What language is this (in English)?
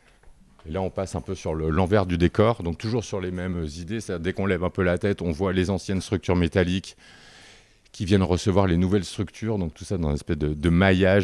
French